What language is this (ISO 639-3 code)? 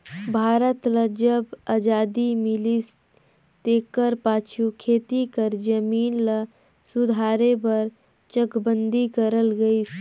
hne